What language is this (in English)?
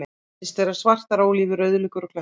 Icelandic